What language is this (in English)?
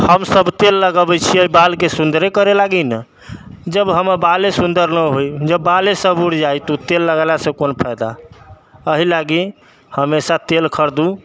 Maithili